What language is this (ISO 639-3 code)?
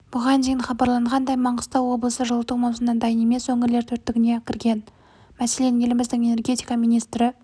kaz